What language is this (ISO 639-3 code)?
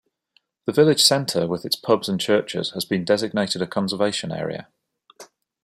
eng